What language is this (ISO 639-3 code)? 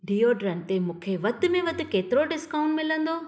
snd